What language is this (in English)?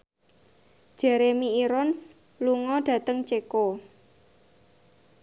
Javanese